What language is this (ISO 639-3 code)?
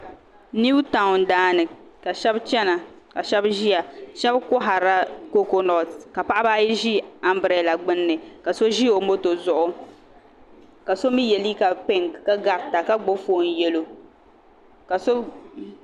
dag